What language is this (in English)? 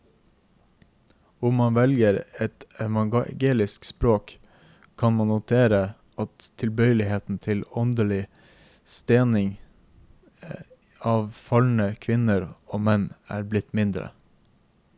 Norwegian